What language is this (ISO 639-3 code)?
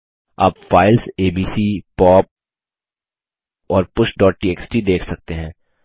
hin